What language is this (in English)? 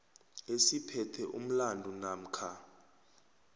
South Ndebele